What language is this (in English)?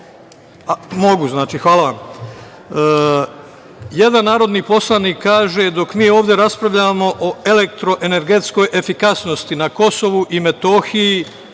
Serbian